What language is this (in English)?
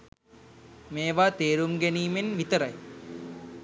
Sinhala